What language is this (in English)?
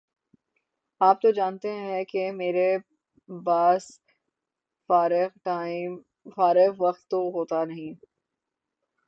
Urdu